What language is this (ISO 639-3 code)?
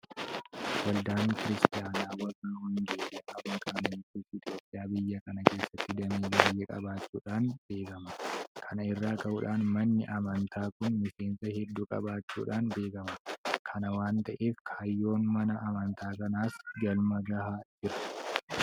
orm